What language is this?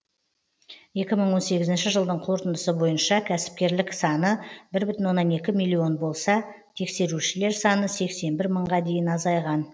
Kazakh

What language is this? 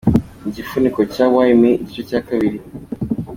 Kinyarwanda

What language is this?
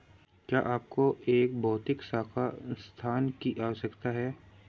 Hindi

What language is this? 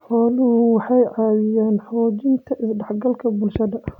Somali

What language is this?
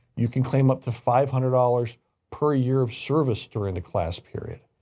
English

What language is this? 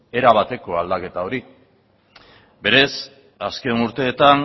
Basque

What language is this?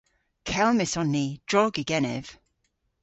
Cornish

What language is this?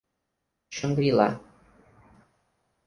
Portuguese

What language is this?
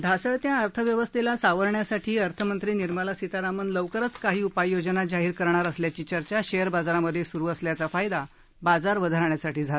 Marathi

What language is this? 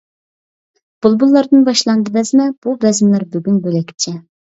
Uyghur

